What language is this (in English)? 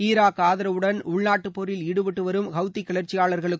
Tamil